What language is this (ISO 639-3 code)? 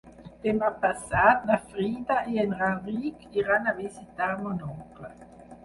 cat